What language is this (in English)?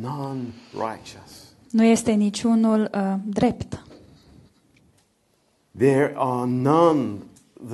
Romanian